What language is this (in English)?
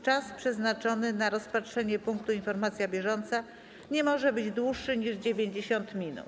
Polish